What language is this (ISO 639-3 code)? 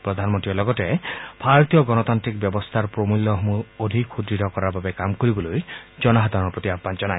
asm